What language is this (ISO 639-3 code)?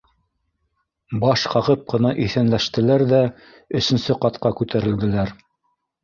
bak